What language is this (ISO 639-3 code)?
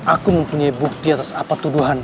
ind